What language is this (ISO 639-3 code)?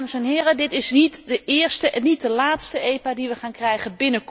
nld